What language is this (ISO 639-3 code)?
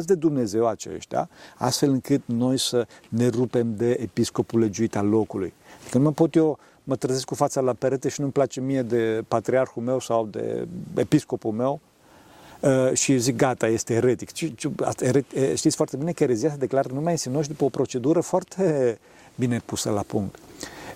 ron